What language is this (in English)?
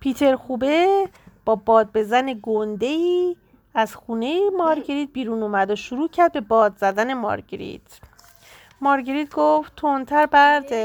Persian